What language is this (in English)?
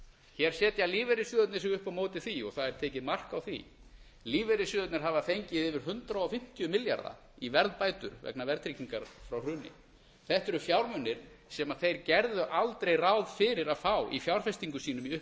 Icelandic